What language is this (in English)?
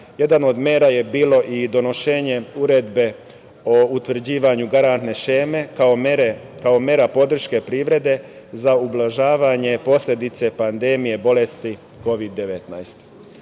Serbian